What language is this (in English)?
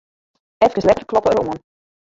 Western Frisian